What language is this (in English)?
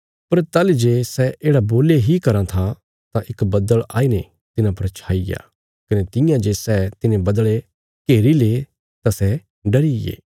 Bilaspuri